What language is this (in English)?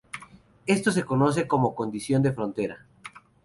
Spanish